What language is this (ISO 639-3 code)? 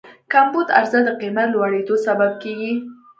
pus